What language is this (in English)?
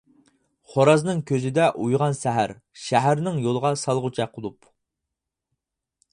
Uyghur